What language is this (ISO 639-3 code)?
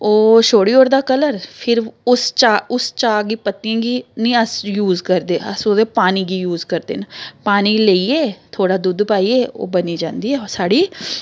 doi